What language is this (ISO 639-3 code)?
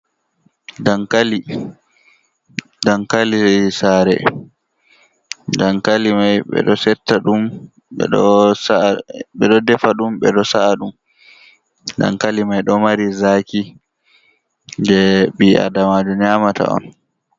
ful